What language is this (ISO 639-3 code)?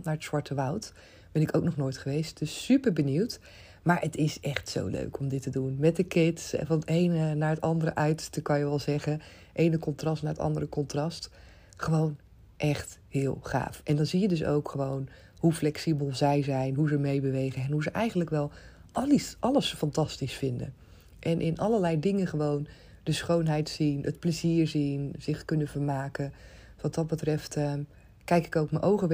nld